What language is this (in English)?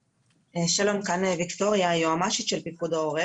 Hebrew